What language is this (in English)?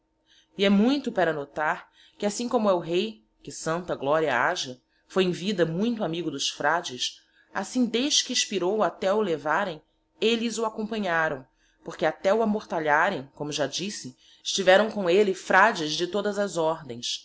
Portuguese